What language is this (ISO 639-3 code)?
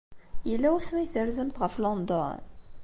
kab